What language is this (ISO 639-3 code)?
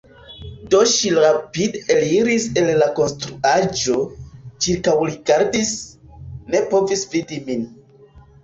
epo